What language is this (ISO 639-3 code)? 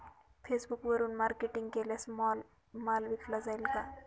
mar